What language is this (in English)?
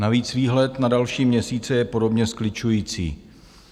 Czech